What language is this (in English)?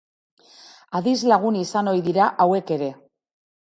Basque